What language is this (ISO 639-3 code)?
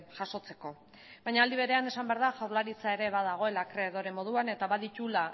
eus